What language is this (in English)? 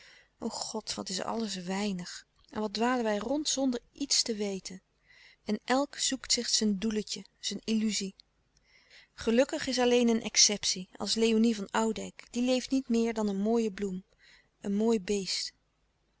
Dutch